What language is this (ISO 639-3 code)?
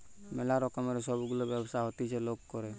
ben